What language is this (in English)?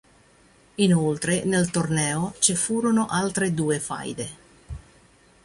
Italian